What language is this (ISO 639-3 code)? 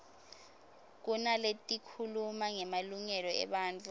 ssw